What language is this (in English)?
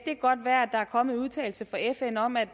Danish